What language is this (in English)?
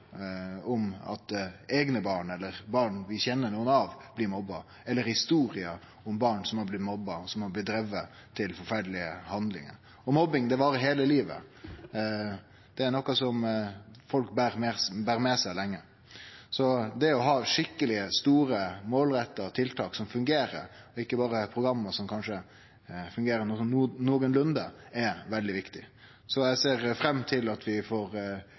Norwegian Nynorsk